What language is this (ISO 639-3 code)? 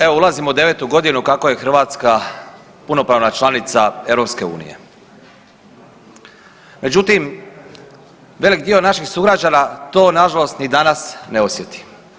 hrv